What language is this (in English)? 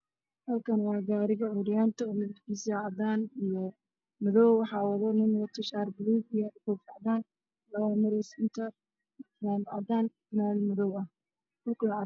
Somali